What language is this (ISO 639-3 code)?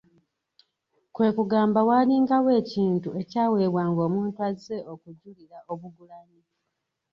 lug